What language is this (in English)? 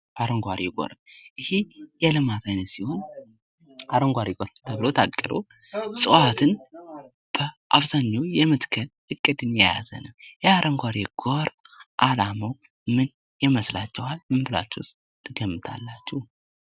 Amharic